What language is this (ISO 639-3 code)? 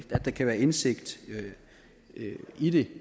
dan